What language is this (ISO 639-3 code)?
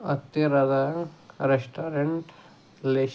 kan